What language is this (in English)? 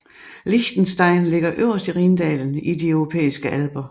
Danish